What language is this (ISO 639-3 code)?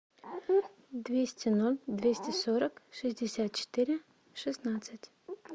rus